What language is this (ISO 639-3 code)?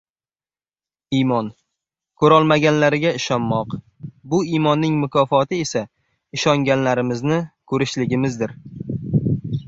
uzb